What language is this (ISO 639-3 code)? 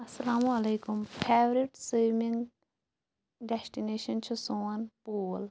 kas